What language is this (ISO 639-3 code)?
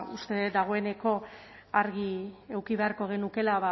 eus